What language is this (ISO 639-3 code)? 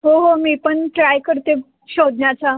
mar